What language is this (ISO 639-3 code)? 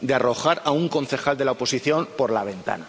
spa